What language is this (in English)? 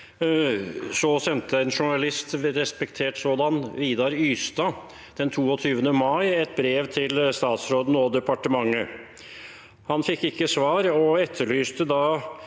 Norwegian